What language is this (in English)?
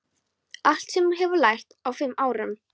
Icelandic